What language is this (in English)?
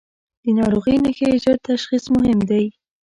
Pashto